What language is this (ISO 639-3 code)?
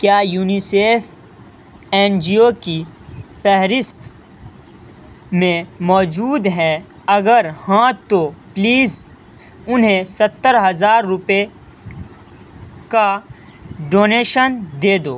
urd